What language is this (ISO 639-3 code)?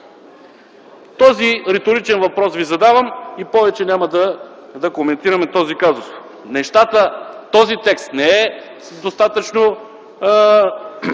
bul